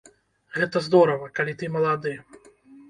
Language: Belarusian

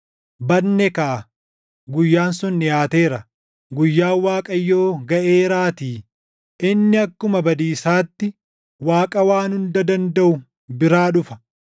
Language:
Oromo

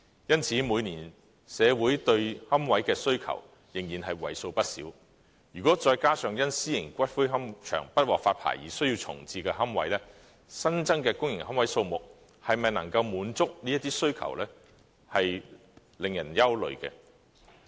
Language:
Cantonese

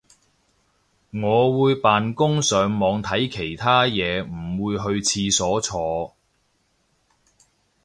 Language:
Cantonese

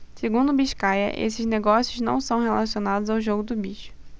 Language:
Portuguese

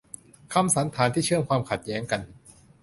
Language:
Thai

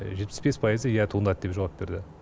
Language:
Kazakh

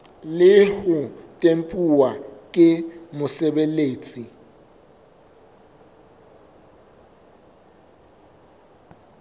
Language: Southern Sotho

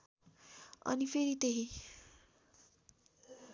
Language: Nepali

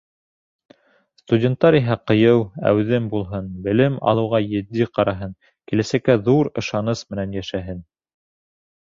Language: Bashkir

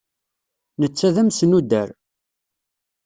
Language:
Kabyle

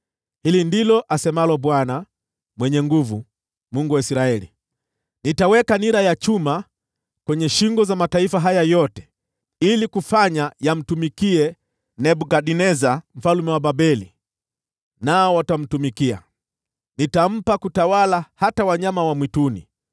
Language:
Swahili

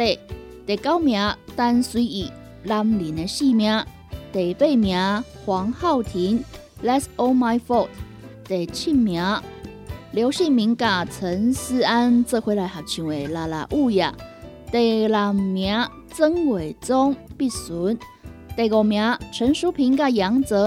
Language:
Chinese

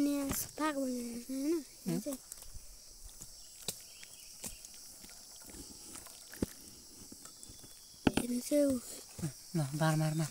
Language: Arabic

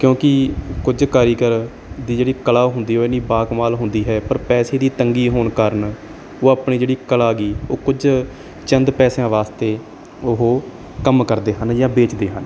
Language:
Punjabi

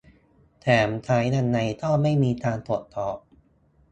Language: Thai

